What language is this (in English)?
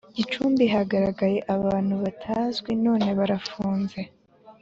Kinyarwanda